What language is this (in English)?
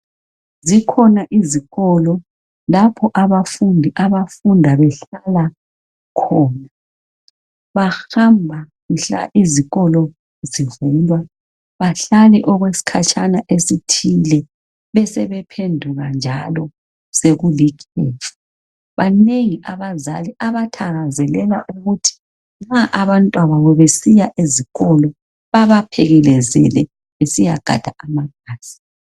North Ndebele